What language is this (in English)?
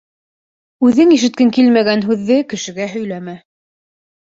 Bashkir